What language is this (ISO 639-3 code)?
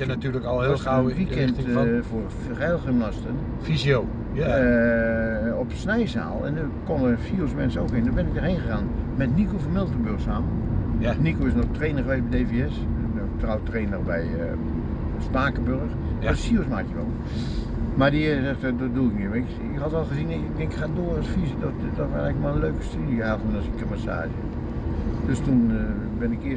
nld